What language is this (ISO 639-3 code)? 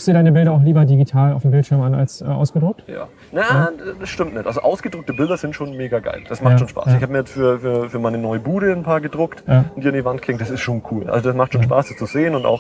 deu